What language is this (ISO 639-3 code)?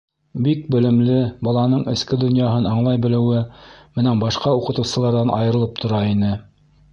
bak